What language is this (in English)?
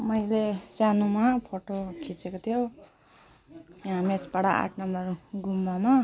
Nepali